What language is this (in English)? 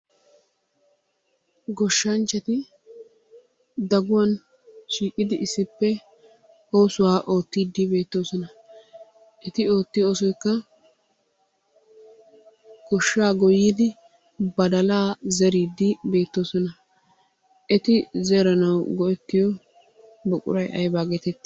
Wolaytta